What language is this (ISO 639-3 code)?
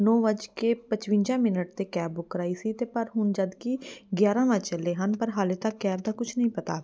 pan